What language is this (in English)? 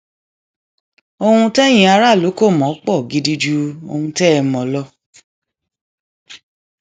Yoruba